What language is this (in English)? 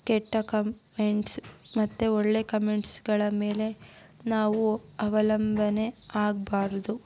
Kannada